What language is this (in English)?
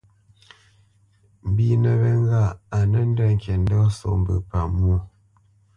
Bamenyam